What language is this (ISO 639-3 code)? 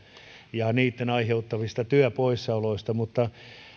fin